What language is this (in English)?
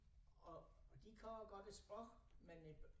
Danish